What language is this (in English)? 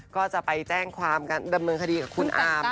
Thai